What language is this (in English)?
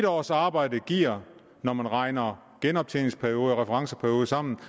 Danish